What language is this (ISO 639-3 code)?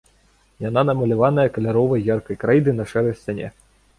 bel